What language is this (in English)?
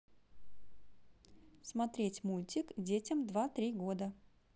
Russian